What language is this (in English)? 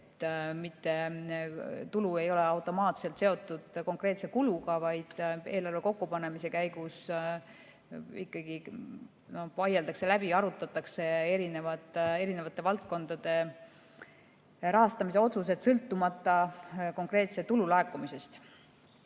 Estonian